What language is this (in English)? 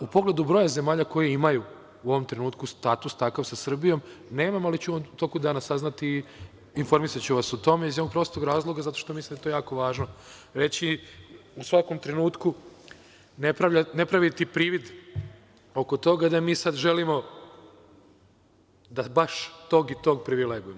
Serbian